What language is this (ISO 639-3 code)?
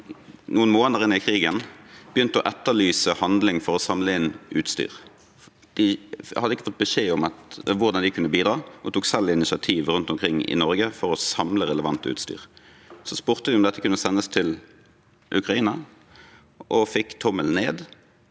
nor